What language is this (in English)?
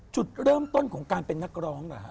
Thai